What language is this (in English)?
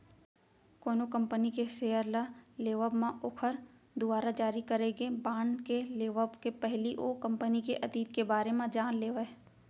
Chhattisgarhi